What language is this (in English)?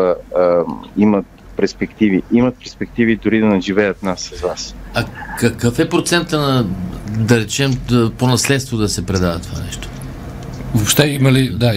Bulgarian